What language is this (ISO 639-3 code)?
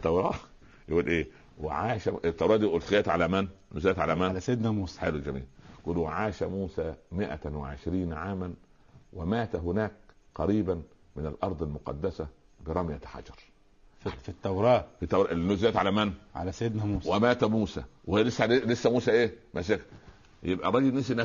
ara